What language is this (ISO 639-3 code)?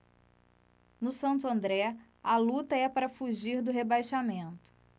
por